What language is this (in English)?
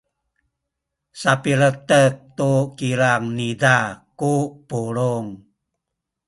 Sakizaya